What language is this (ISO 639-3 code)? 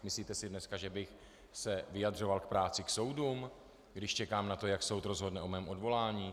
ces